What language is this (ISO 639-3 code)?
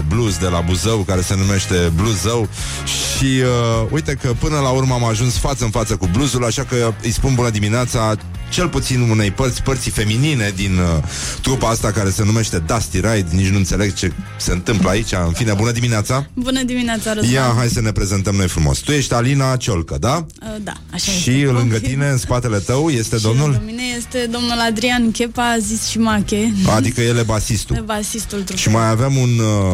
ron